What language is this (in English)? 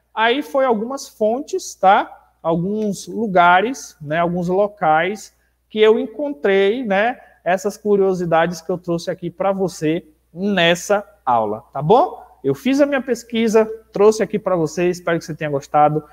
Portuguese